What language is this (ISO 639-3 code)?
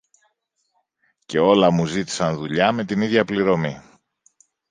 ell